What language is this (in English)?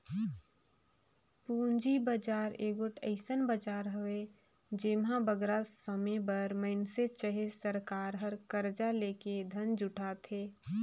Chhattisgarhi